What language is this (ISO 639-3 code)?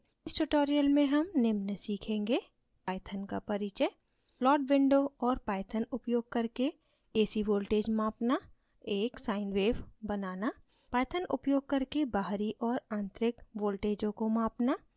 hin